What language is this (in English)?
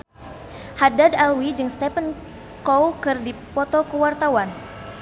Sundanese